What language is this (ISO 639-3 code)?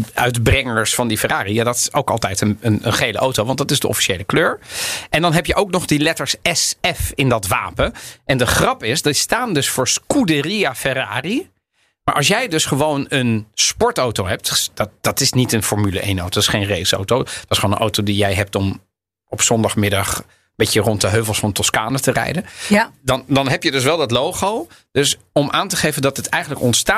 nld